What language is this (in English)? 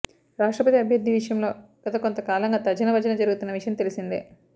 Telugu